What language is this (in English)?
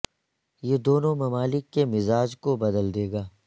Urdu